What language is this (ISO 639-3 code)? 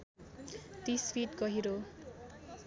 nep